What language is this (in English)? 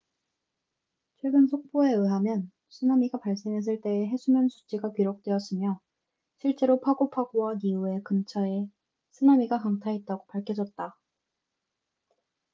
Korean